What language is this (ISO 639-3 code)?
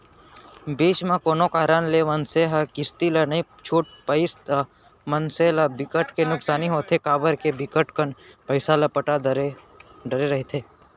hne